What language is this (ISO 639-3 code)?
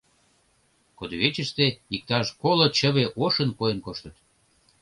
chm